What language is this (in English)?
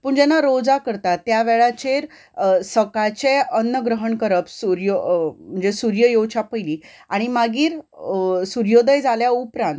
Konkani